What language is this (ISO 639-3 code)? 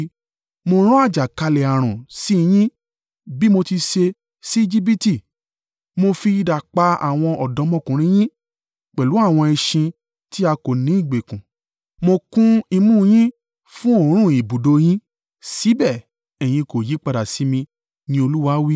yor